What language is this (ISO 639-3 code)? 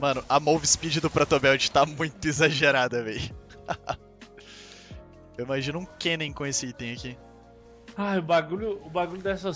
por